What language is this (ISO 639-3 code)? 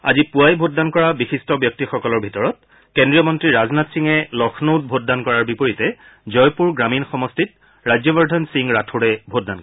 asm